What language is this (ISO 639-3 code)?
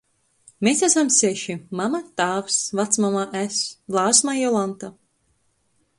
ltg